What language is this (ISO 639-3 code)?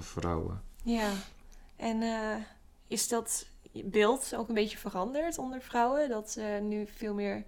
nld